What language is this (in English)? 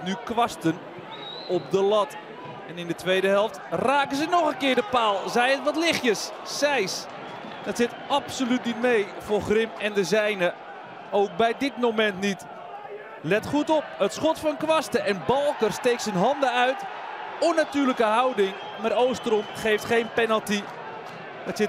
Dutch